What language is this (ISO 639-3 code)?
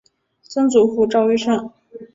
zho